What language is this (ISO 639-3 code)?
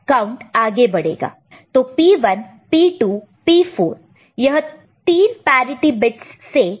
hin